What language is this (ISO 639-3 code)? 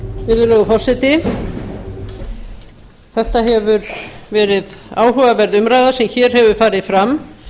isl